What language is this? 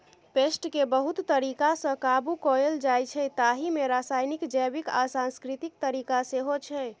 Maithili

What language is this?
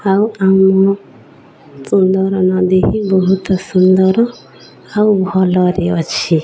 Odia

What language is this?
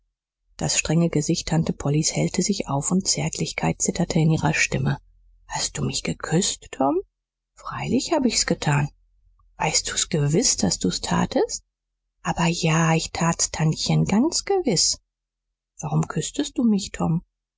German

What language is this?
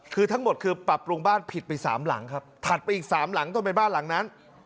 Thai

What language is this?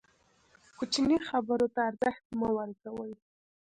Pashto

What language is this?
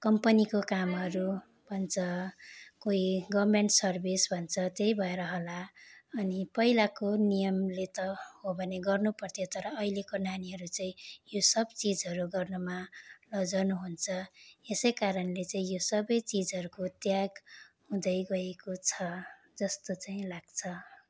Nepali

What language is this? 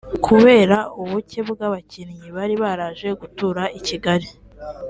Kinyarwanda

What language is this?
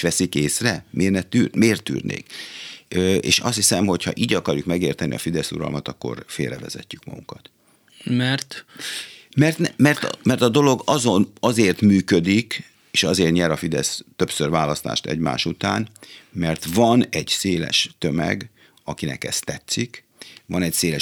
Hungarian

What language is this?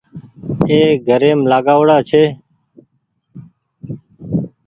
Goaria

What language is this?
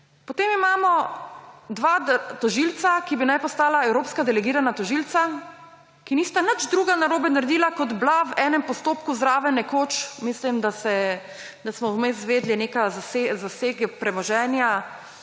Slovenian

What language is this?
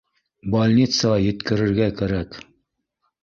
Bashkir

